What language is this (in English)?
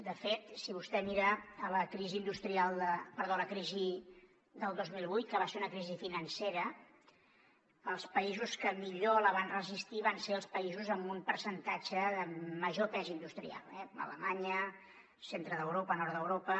Catalan